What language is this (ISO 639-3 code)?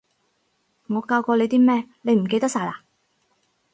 yue